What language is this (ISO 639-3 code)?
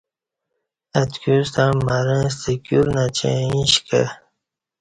bsh